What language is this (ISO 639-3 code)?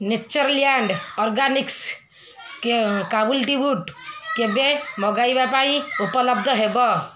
ori